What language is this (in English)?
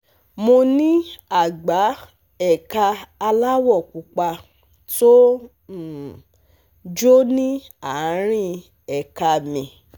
Yoruba